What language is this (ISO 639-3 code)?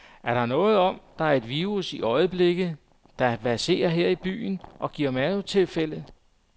dan